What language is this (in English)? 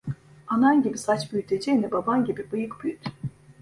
Turkish